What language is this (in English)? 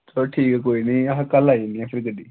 Dogri